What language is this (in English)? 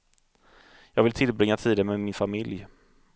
Swedish